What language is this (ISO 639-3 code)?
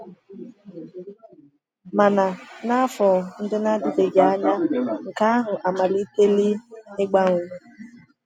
ibo